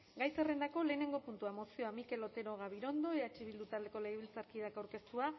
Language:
Basque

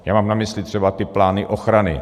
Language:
Czech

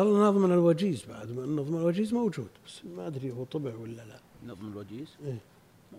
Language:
Arabic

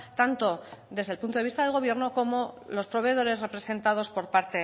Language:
Spanish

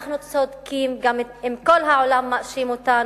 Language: Hebrew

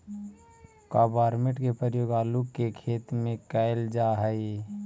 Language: Magahi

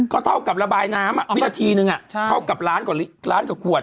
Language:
Thai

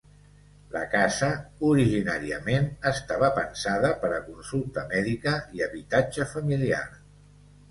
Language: Catalan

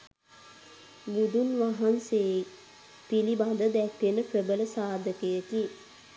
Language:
Sinhala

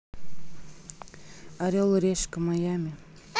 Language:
Russian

